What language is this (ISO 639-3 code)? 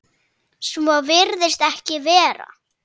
isl